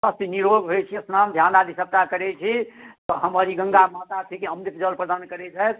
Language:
Maithili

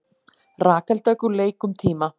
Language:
Icelandic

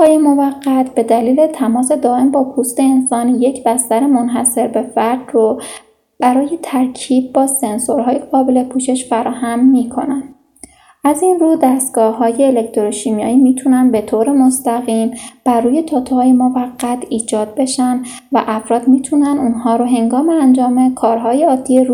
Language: Persian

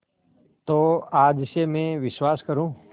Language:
Hindi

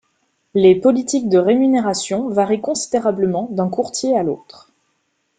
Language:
French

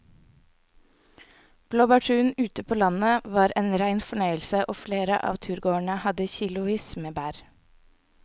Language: Norwegian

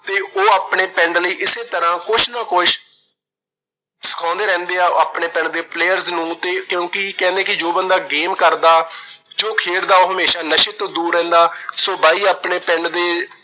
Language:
Punjabi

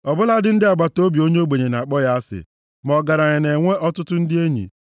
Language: Igbo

